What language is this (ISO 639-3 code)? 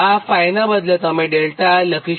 guj